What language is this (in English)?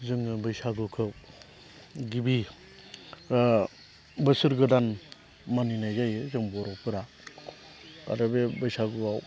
Bodo